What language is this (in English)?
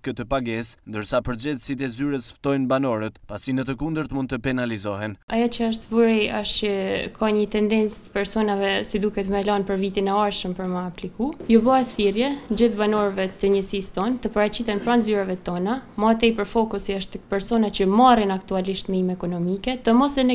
Romanian